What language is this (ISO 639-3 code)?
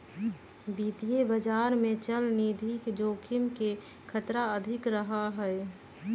mag